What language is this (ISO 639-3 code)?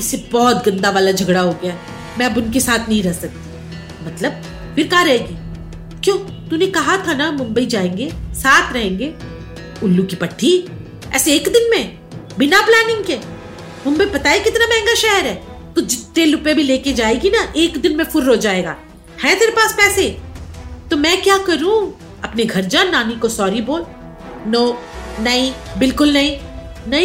hin